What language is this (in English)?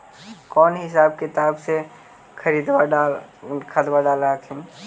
Magahi